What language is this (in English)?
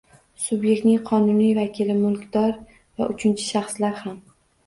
Uzbek